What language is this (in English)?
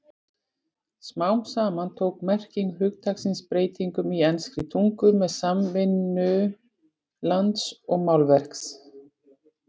Icelandic